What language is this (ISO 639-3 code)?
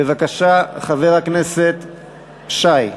heb